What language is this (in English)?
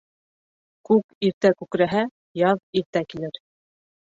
Bashkir